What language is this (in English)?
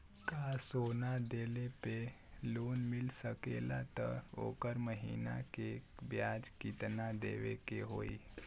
Bhojpuri